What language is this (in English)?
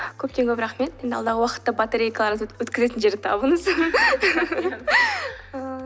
Kazakh